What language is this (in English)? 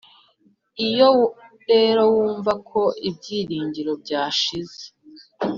Kinyarwanda